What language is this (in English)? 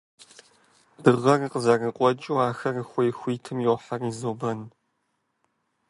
Kabardian